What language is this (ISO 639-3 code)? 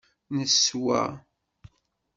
kab